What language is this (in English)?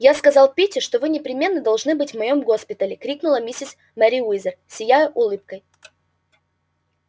Russian